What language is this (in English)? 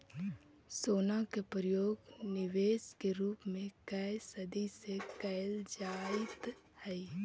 Magahi